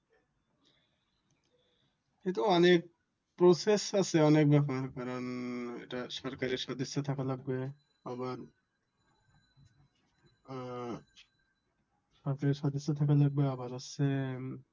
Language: Bangla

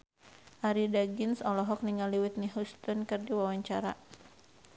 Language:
Sundanese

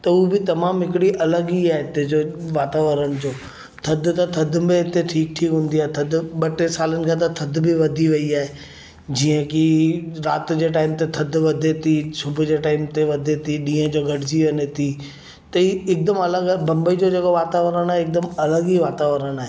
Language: Sindhi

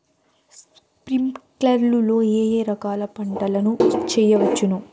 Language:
Telugu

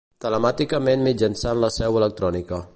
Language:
Catalan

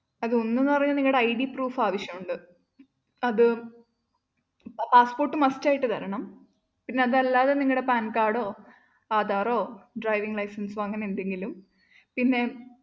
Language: Malayalam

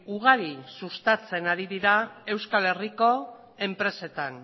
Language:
Basque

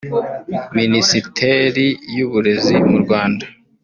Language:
Kinyarwanda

